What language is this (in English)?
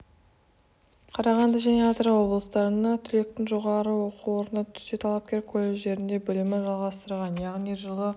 Kazakh